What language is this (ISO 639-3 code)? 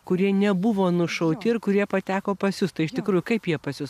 lit